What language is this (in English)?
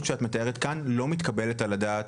Hebrew